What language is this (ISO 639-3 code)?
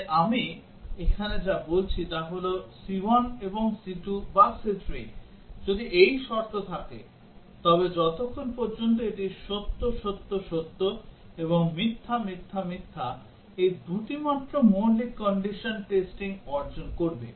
ben